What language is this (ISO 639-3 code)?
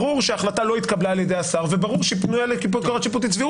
heb